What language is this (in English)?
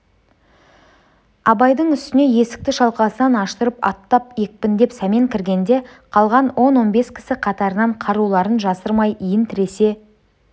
Kazakh